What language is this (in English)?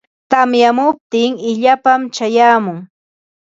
Ambo-Pasco Quechua